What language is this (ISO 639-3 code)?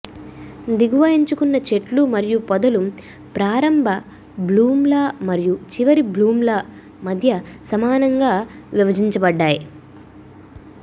tel